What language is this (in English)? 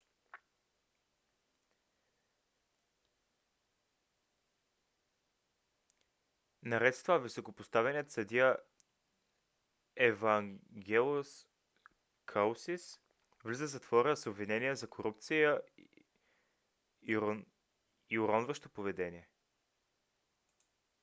Bulgarian